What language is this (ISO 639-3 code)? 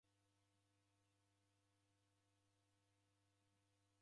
dav